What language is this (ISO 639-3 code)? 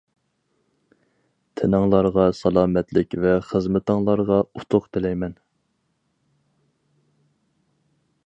uig